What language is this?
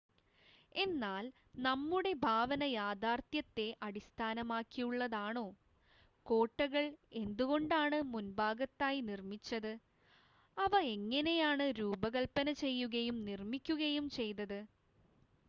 Malayalam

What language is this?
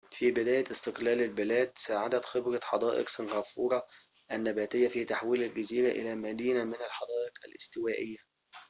Arabic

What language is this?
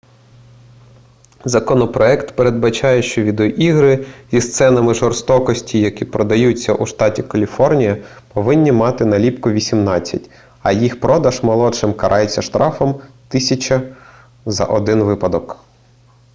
Ukrainian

